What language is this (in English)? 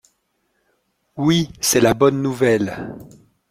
French